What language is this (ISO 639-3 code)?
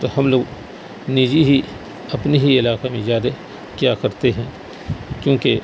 urd